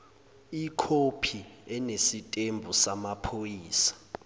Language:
Zulu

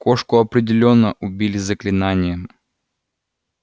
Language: Russian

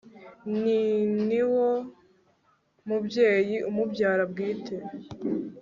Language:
Kinyarwanda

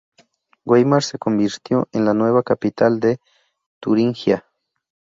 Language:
Spanish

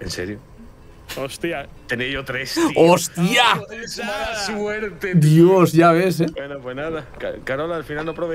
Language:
Spanish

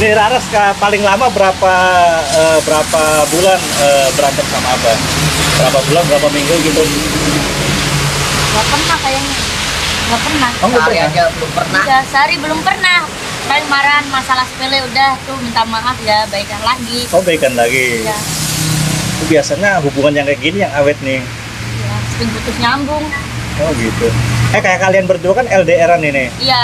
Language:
Indonesian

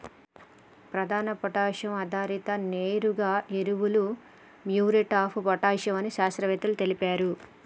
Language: Telugu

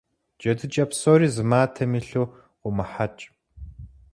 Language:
Kabardian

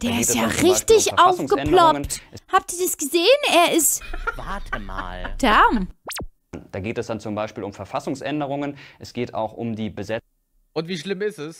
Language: German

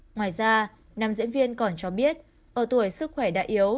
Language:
Vietnamese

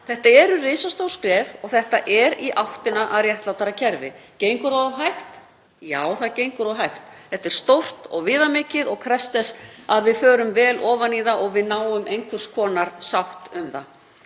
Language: Icelandic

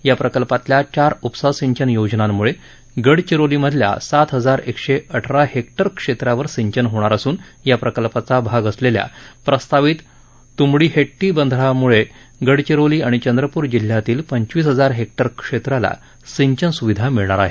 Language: Marathi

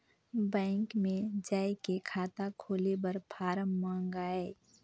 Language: Chhattisgarhi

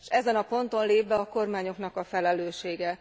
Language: Hungarian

